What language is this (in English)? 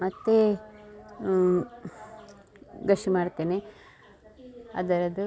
Kannada